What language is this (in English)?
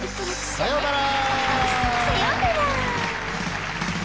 Japanese